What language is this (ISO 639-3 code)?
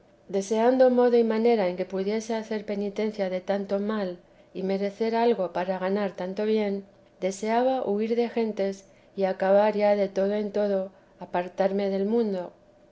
spa